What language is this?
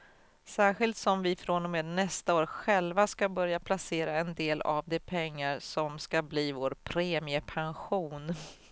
Swedish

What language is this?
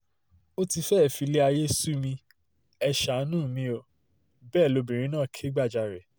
Yoruba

